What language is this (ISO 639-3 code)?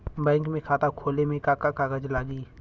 bho